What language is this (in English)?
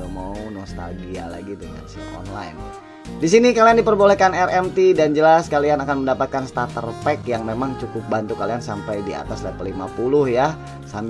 Indonesian